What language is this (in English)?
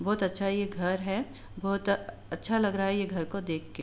Hindi